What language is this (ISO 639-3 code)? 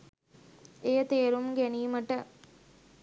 sin